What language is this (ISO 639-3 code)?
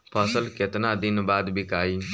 bho